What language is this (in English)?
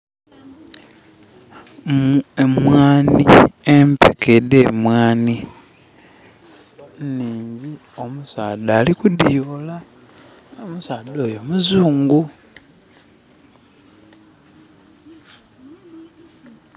Soga